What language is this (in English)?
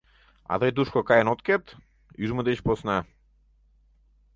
Mari